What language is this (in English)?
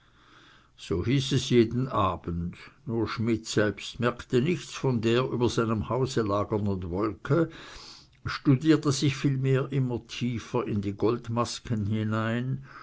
German